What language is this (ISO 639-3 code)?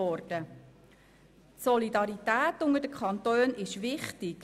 gsw